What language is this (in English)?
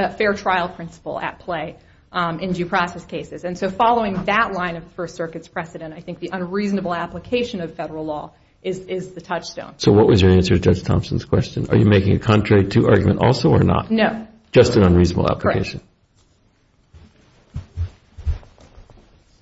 English